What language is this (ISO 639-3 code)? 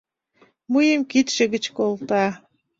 chm